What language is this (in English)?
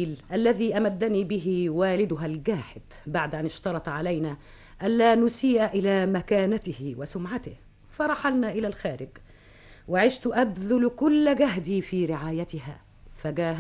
Arabic